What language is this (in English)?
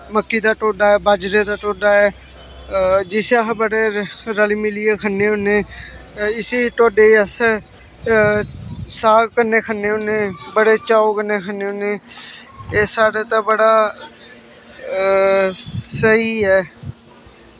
Dogri